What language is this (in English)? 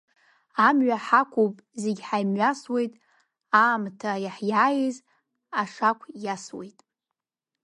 Abkhazian